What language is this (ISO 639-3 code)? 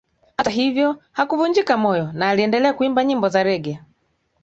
swa